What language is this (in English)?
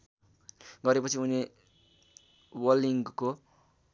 Nepali